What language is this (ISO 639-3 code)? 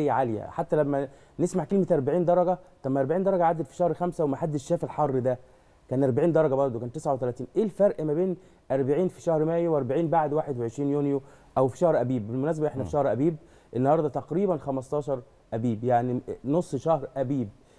ara